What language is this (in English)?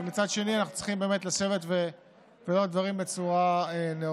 Hebrew